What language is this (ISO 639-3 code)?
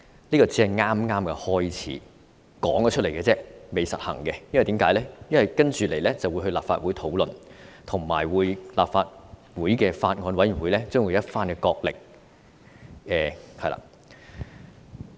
yue